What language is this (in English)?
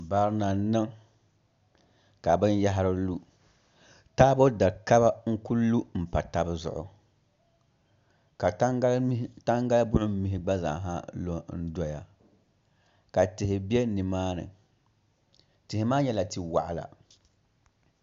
Dagbani